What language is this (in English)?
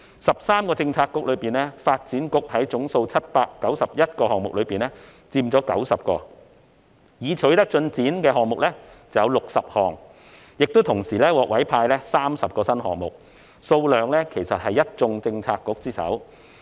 Cantonese